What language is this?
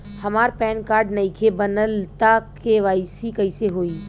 Bhojpuri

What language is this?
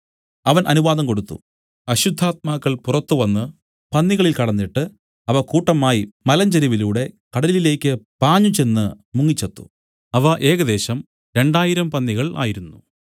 Malayalam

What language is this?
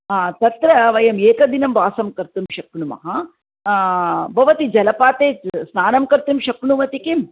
Sanskrit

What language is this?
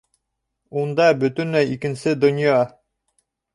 Bashkir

